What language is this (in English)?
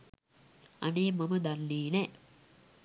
Sinhala